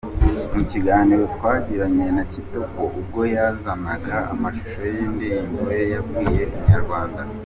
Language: Kinyarwanda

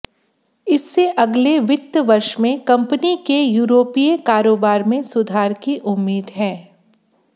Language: Hindi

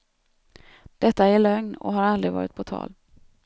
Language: Swedish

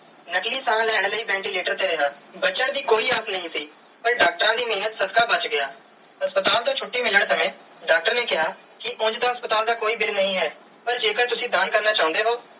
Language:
Punjabi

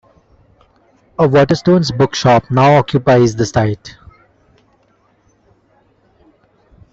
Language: English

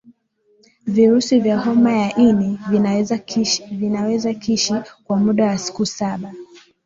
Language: Swahili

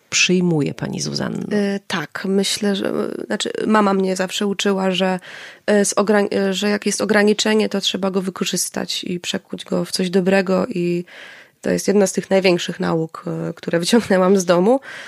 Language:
Polish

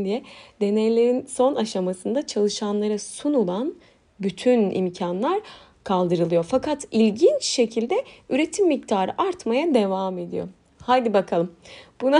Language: Turkish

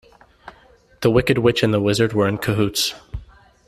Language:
English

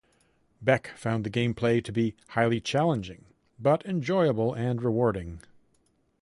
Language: English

